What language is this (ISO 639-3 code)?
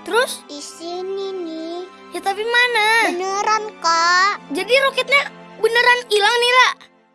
ind